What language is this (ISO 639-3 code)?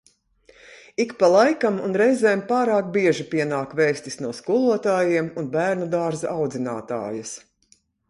lav